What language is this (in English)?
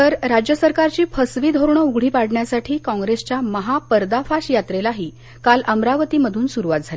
Marathi